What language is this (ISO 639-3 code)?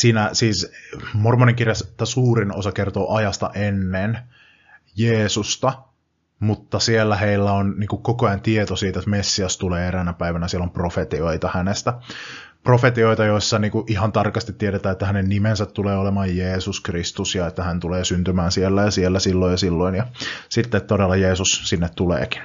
fin